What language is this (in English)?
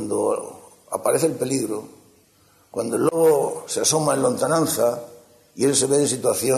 Spanish